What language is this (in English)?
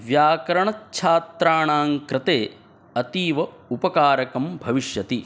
Sanskrit